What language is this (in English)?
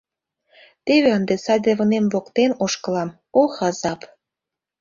Mari